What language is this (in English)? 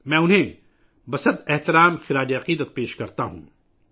Urdu